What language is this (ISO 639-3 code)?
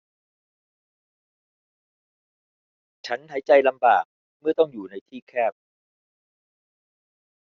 tha